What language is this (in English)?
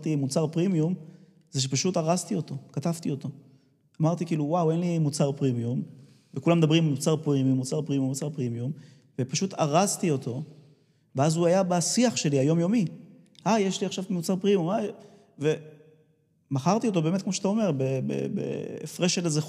Hebrew